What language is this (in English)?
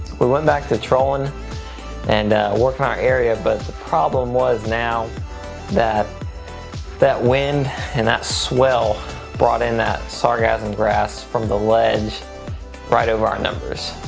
English